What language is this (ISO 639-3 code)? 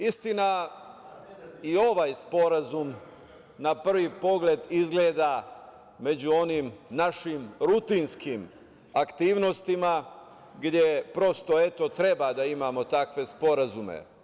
srp